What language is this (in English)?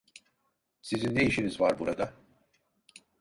Turkish